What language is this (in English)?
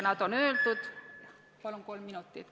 Estonian